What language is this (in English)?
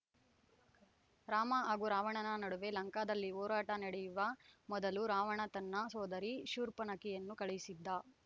Kannada